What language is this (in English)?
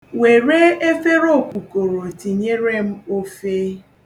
Igbo